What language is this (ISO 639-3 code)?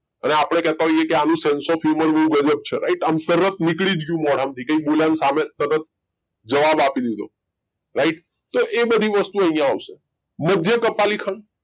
guj